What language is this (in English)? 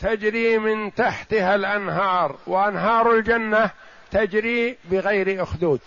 Arabic